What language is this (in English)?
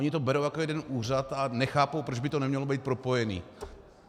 Czech